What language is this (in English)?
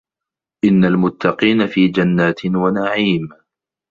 Arabic